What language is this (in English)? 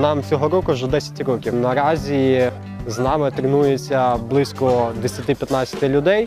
Russian